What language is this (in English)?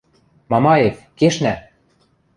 Western Mari